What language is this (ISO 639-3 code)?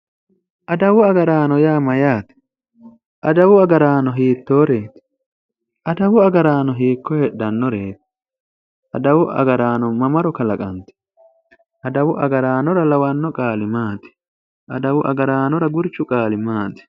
sid